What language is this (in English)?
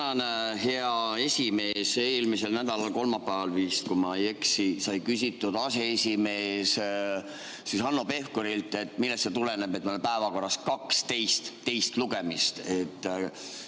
Estonian